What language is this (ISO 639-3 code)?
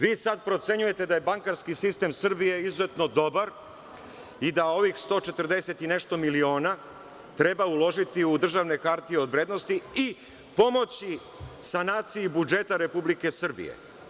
srp